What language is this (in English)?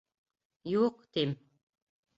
Bashkir